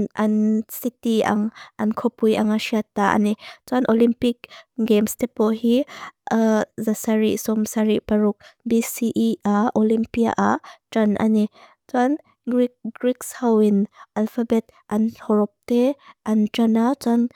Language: Mizo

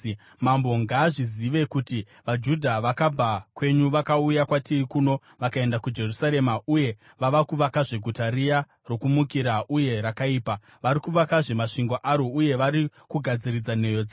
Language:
Shona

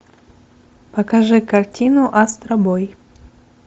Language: Russian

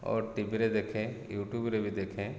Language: Odia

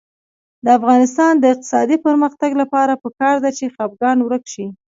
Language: Pashto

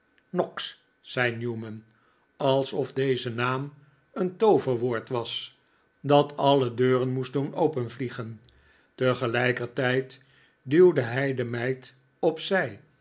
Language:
Dutch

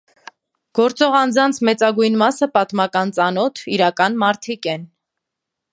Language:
Armenian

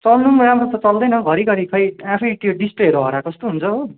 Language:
Nepali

